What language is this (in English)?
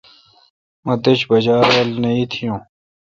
Kalkoti